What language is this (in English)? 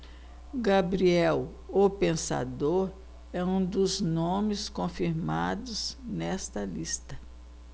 Portuguese